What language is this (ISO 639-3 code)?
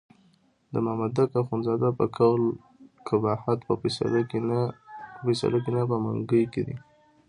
pus